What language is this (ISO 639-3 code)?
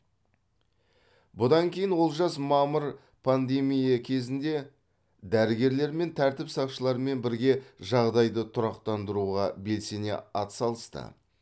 kaz